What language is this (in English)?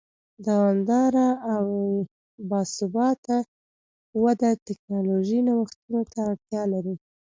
Pashto